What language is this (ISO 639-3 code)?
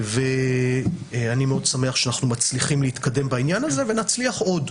heb